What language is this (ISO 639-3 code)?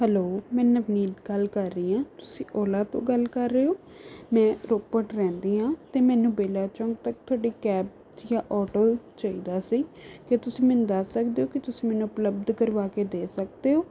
pan